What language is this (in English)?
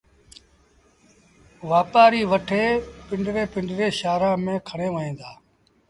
Sindhi Bhil